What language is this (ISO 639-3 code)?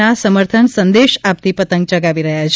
guj